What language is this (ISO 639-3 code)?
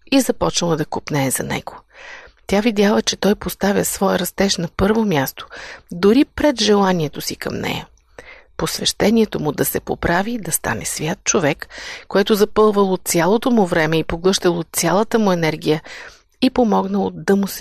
bul